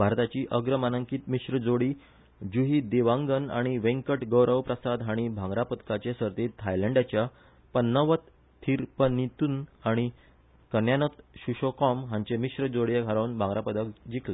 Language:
Konkani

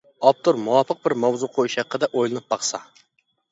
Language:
Uyghur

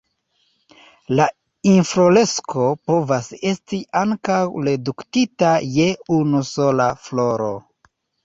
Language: Esperanto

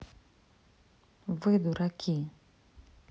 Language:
Russian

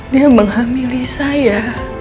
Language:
Indonesian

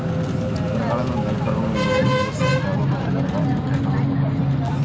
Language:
Kannada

